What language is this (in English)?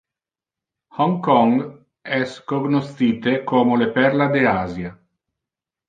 Interlingua